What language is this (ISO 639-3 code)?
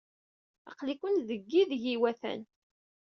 kab